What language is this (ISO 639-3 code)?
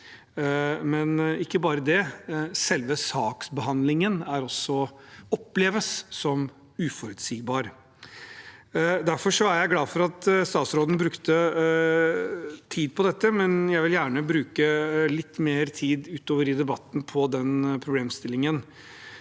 nor